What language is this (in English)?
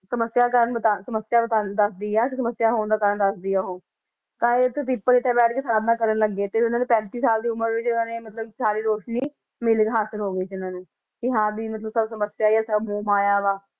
Punjabi